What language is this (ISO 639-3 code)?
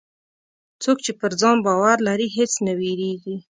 pus